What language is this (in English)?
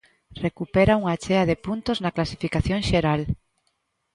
Galician